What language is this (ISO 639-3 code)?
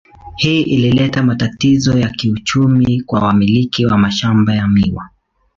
swa